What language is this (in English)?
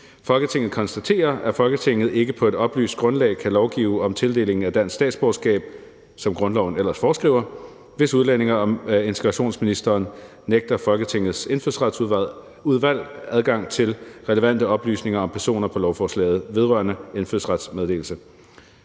Danish